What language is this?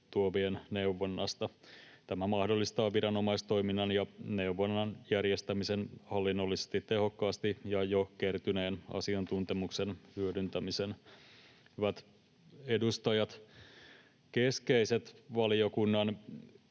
Finnish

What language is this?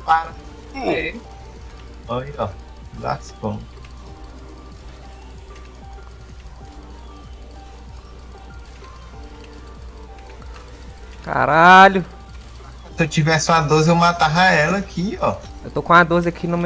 Portuguese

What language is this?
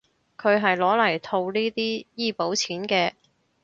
Cantonese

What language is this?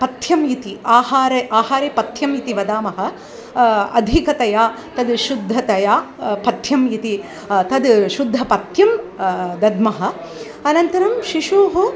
Sanskrit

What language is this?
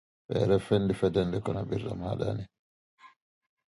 Dutch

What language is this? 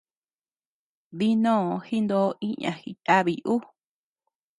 Tepeuxila Cuicatec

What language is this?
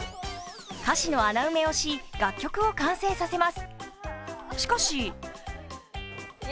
Japanese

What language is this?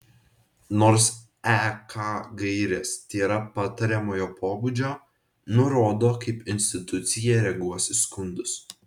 Lithuanian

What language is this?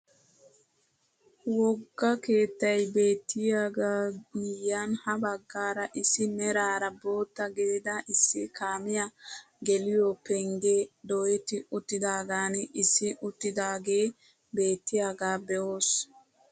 Wolaytta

